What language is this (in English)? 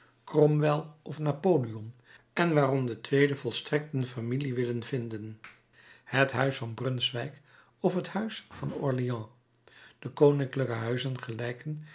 Dutch